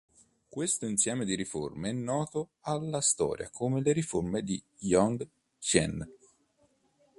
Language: Italian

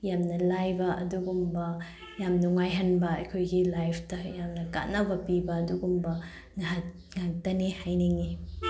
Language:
Manipuri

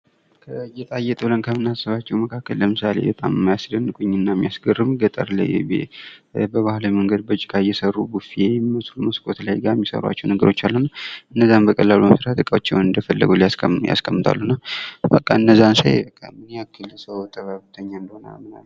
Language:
Amharic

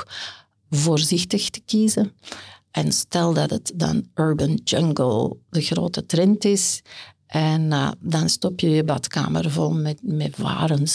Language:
Dutch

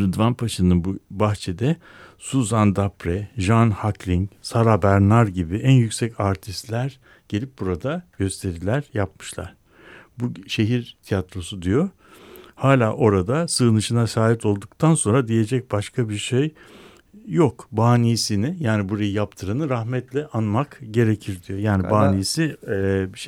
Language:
Turkish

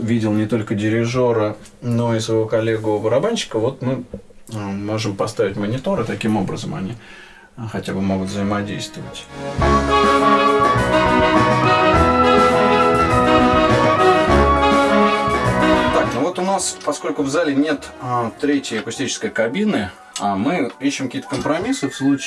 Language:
Russian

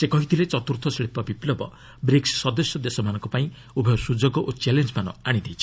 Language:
Odia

